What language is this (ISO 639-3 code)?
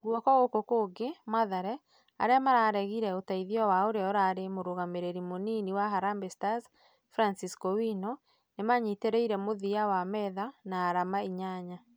kik